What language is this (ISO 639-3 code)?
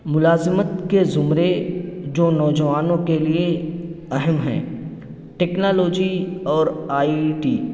urd